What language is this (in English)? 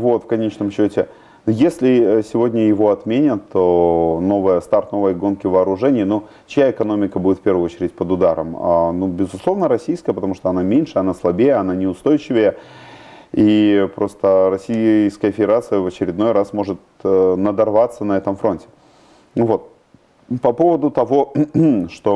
Russian